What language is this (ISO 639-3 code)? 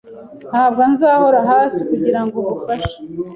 kin